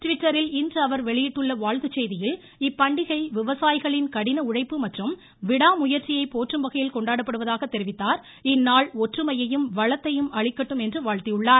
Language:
Tamil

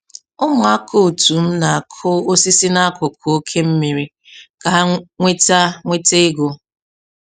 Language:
Igbo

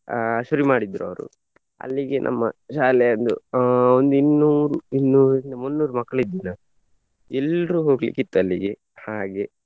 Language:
Kannada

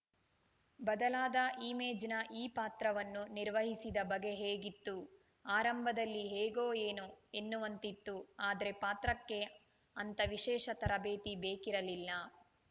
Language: Kannada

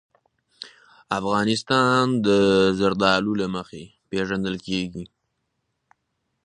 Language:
Pashto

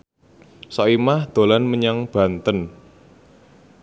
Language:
Javanese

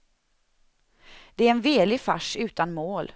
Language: Swedish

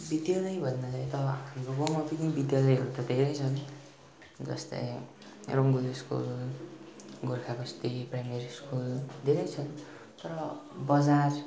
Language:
Nepali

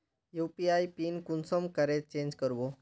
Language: Magahi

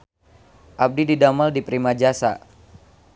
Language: Sundanese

